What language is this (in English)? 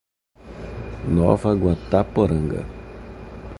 Portuguese